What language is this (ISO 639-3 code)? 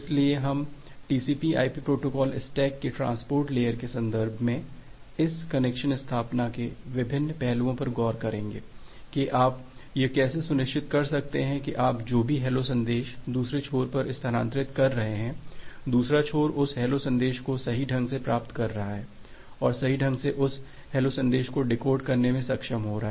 hin